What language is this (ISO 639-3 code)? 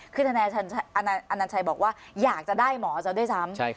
tha